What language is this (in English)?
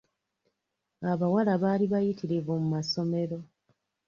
Ganda